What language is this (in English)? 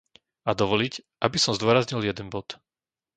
Slovak